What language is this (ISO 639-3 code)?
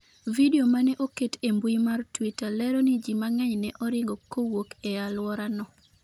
luo